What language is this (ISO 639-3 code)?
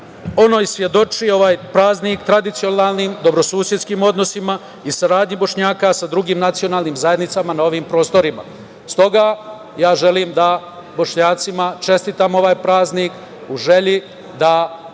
srp